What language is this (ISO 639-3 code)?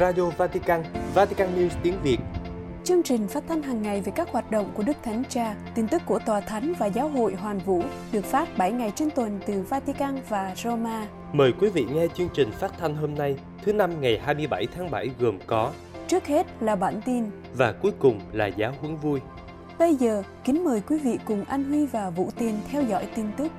vie